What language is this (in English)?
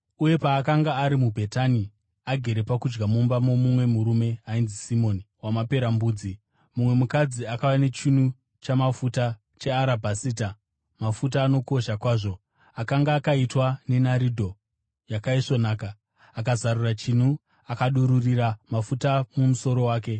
Shona